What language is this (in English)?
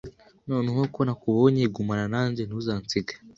Kinyarwanda